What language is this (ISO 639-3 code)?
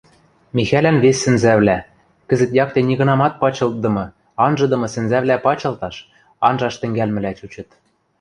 mrj